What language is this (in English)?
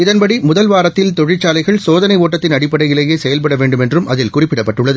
Tamil